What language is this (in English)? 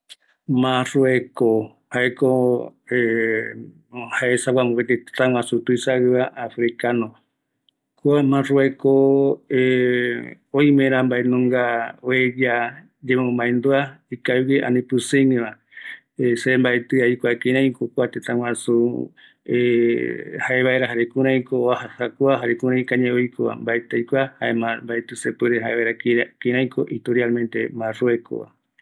Eastern Bolivian Guaraní